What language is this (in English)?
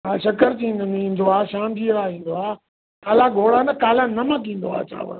Sindhi